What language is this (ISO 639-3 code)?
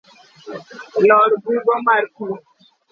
luo